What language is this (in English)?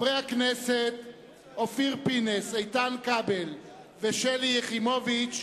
Hebrew